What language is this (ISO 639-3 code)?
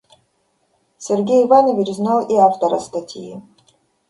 rus